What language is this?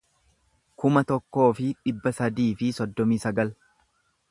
Oromo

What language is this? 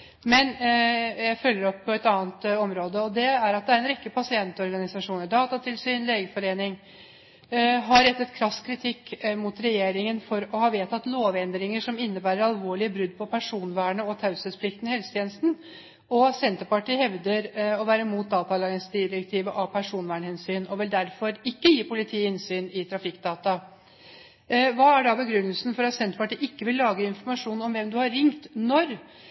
Norwegian Bokmål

